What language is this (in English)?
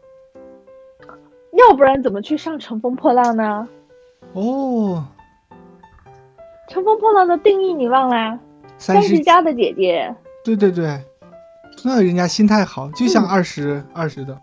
Chinese